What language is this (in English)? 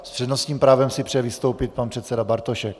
Czech